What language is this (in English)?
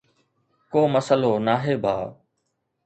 Sindhi